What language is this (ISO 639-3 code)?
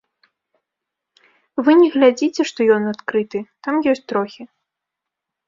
bel